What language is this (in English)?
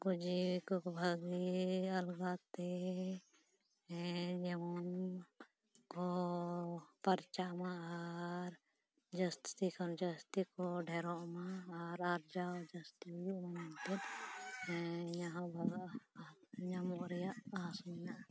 Santali